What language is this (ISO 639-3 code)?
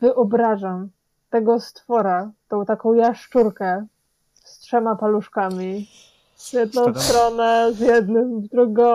pol